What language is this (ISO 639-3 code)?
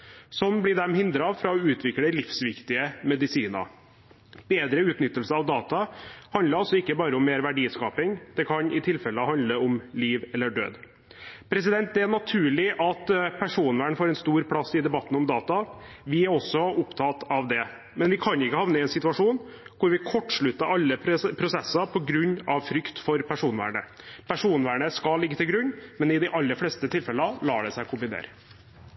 nob